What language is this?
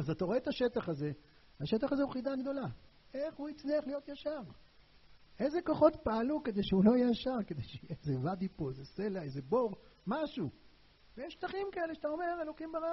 Hebrew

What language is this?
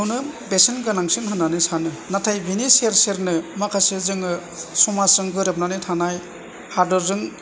Bodo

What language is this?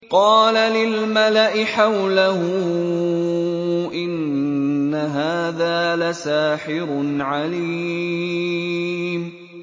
Arabic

